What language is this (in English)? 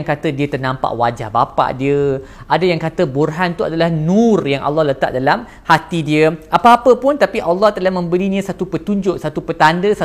Malay